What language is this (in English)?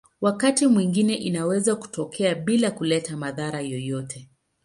Swahili